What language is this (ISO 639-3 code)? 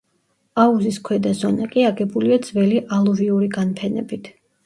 kat